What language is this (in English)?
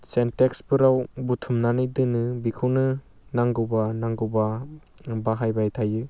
Bodo